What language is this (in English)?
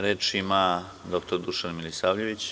Serbian